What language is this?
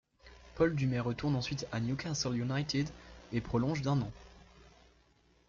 French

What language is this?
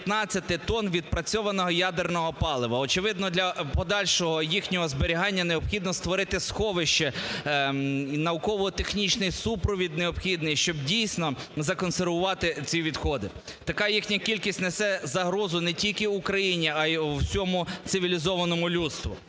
Ukrainian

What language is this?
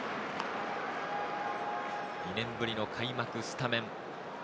Japanese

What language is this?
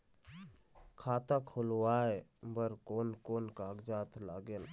Chhattisgarhi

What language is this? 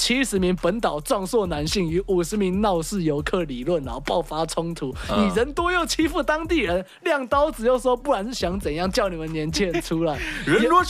Chinese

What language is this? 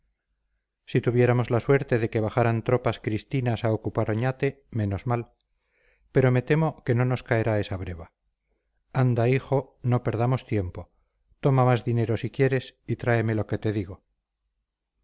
Spanish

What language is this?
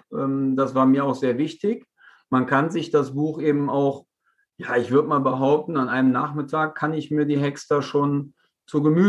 German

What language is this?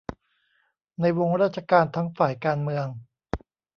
Thai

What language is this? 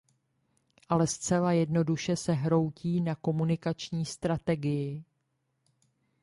Czech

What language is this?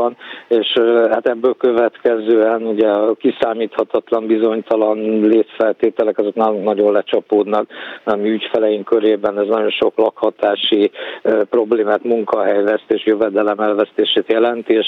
Hungarian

